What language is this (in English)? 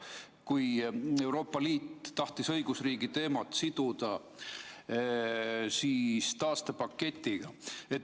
Estonian